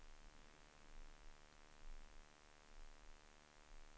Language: Swedish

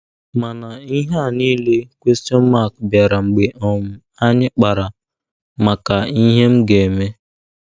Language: Igbo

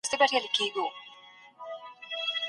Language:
Pashto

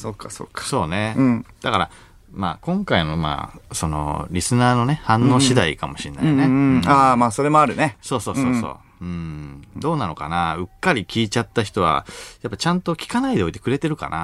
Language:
Japanese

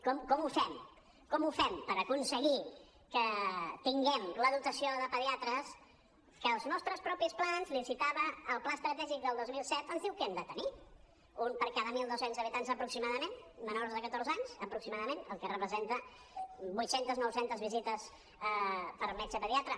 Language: Catalan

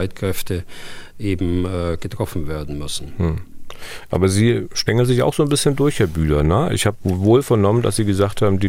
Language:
German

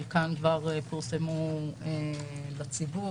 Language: Hebrew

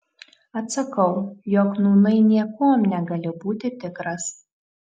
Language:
Lithuanian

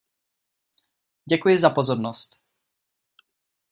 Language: Czech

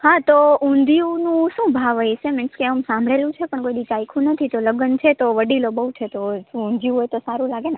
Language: Gujarati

